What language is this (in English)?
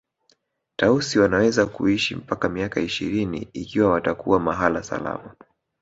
Swahili